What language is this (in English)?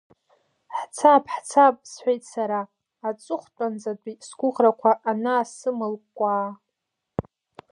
Abkhazian